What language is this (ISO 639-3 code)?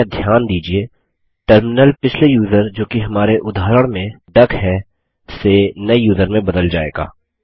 hin